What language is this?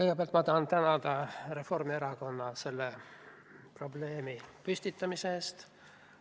Estonian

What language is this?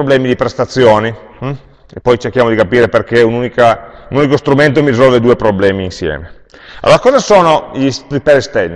Italian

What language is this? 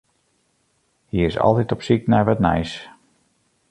Western Frisian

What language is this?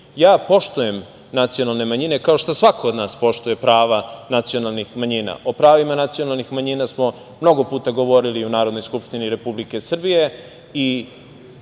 Serbian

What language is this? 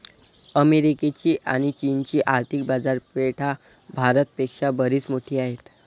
Marathi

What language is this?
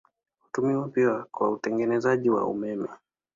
Swahili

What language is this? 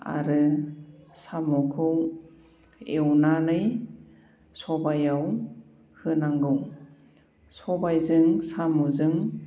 Bodo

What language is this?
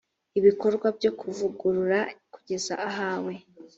Kinyarwanda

